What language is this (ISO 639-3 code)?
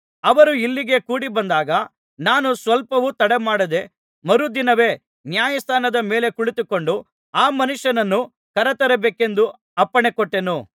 kan